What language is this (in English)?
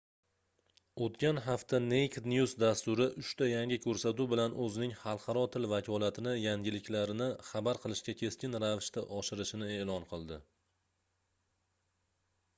Uzbek